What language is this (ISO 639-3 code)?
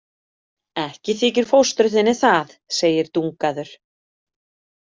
isl